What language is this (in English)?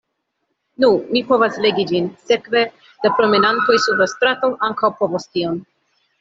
Esperanto